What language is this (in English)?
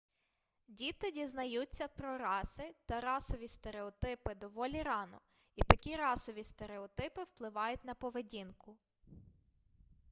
Ukrainian